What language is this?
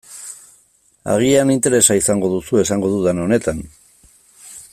Basque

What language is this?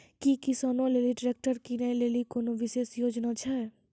Maithili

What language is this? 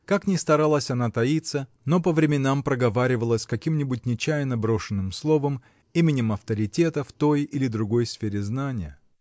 Russian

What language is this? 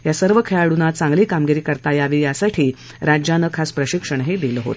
Marathi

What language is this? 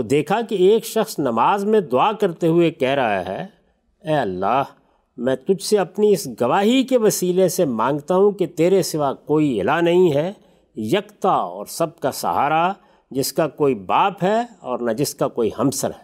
Urdu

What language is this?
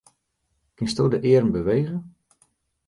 Western Frisian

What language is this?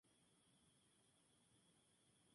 Spanish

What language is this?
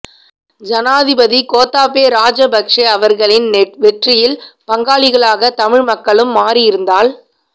Tamil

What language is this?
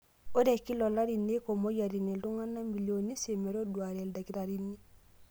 Masai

